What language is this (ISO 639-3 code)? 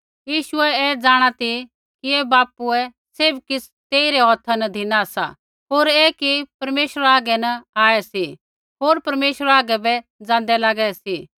kfx